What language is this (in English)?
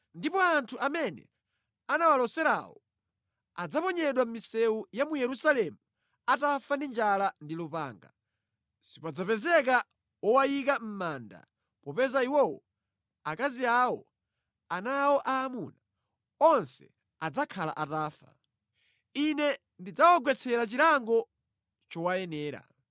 Nyanja